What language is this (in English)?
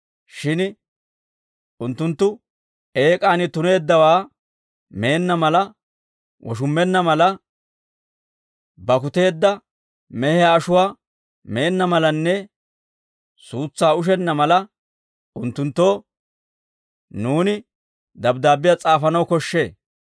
Dawro